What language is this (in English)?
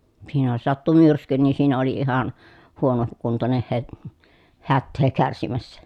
Finnish